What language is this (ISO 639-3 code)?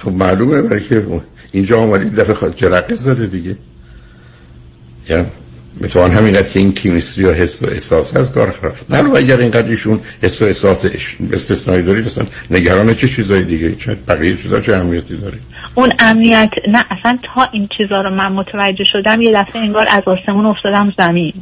fas